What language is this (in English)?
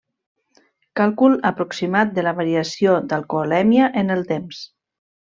Catalan